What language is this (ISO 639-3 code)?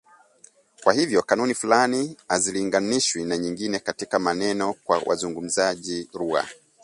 swa